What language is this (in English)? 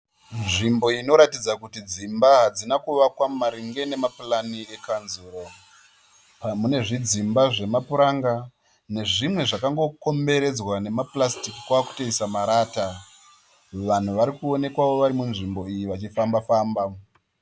Shona